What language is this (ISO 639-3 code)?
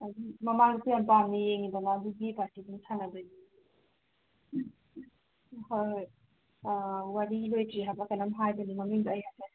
mni